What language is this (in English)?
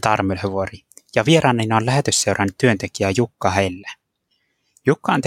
Finnish